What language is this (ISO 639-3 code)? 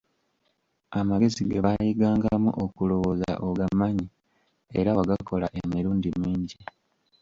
lug